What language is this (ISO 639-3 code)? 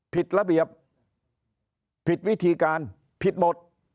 tha